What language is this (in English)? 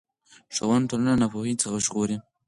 Pashto